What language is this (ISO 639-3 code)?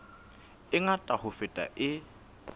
sot